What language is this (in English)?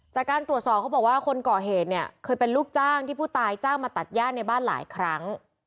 Thai